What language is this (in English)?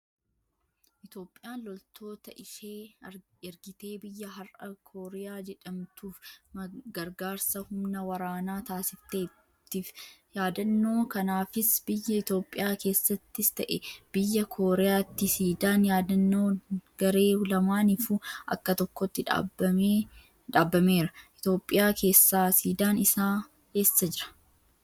Oromo